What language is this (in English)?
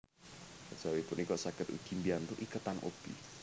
Javanese